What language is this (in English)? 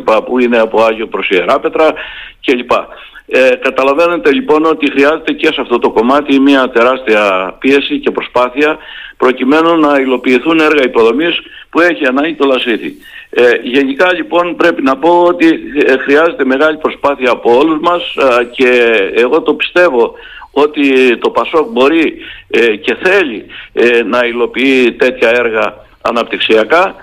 Greek